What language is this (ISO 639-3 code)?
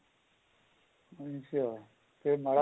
pan